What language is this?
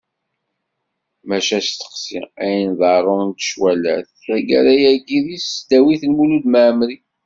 Kabyle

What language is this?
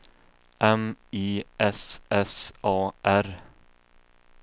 Swedish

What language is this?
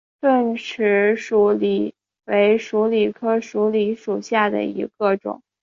Chinese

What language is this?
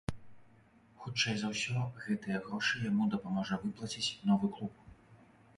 Belarusian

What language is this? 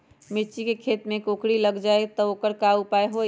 Magahi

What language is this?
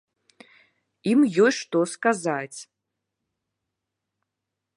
Belarusian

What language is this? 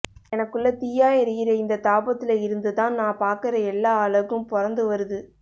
Tamil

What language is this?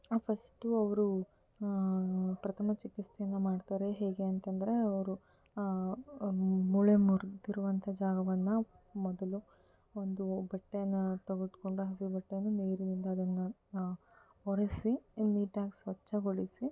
Kannada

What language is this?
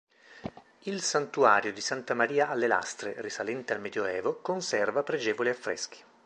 Italian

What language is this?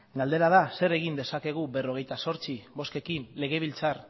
Basque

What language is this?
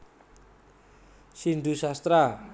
Javanese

